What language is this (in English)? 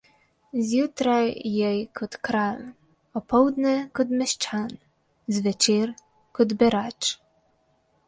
Slovenian